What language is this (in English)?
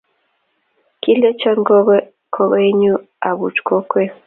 Kalenjin